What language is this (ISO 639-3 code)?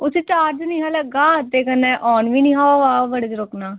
doi